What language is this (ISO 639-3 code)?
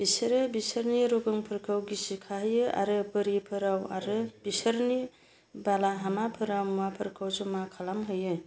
brx